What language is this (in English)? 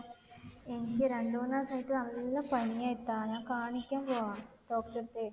Malayalam